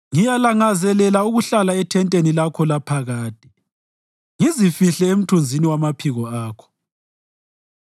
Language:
North Ndebele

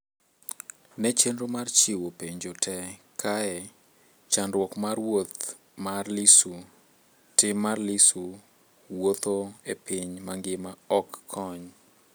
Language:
Luo (Kenya and Tanzania)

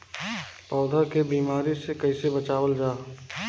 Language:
Bhojpuri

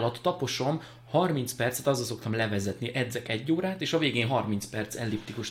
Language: Hungarian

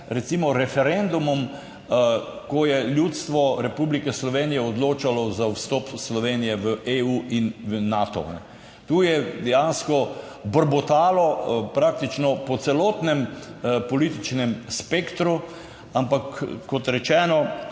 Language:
Slovenian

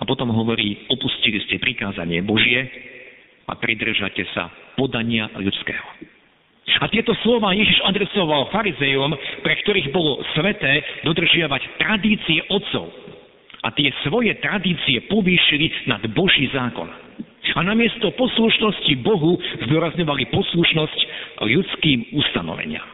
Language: Slovak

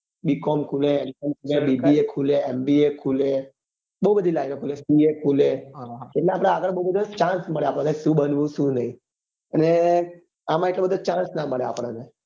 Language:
Gujarati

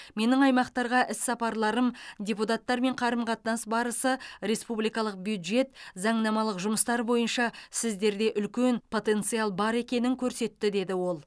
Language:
Kazakh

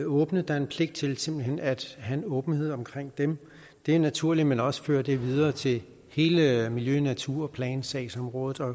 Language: Danish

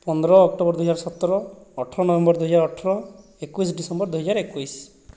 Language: Odia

